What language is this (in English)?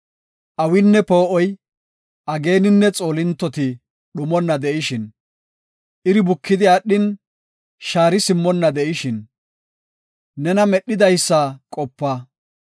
Gofa